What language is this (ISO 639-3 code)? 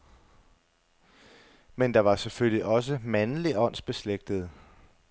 dan